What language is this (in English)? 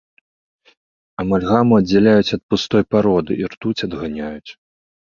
Belarusian